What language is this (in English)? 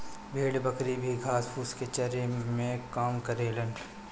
Bhojpuri